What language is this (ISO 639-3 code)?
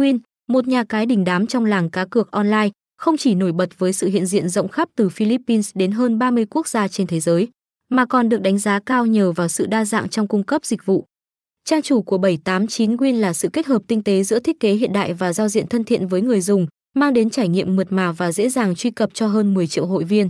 vie